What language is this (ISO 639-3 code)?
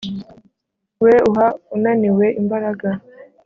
kin